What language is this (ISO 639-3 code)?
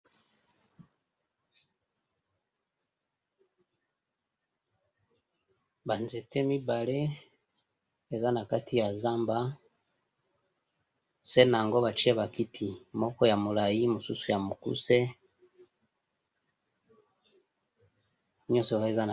lin